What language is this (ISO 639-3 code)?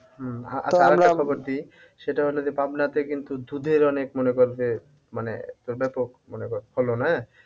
ben